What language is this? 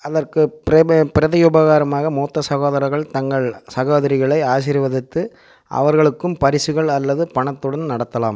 Tamil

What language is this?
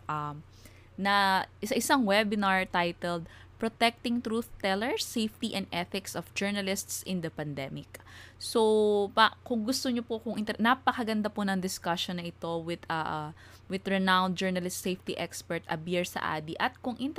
Filipino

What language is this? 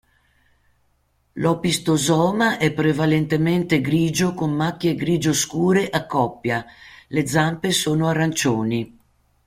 Italian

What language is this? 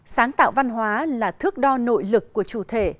Vietnamese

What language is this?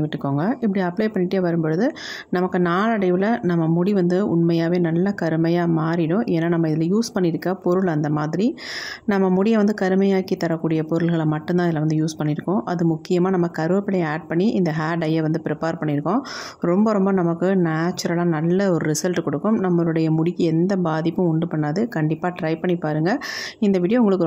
Tamil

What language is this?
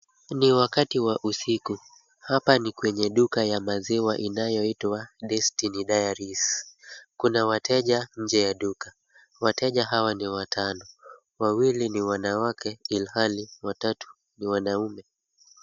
Swahili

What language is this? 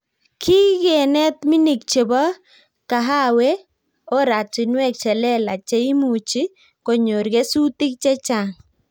Kalenjin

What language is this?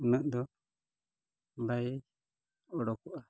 Santali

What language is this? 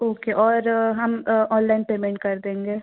Hindi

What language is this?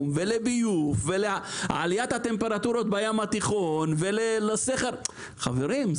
Hebrew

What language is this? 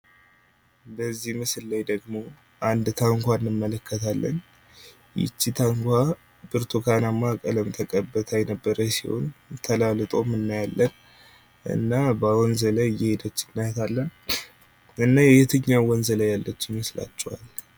Amharic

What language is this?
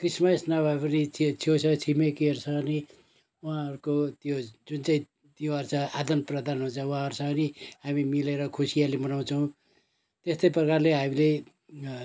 Nepali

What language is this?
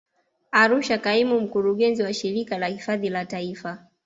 Swahili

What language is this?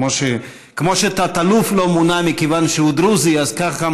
Hebrew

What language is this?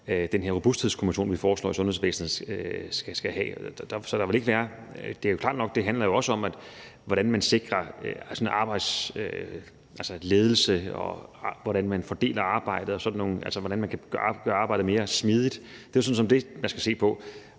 Danish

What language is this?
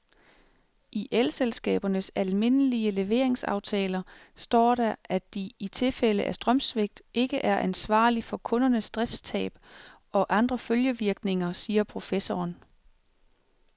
Danish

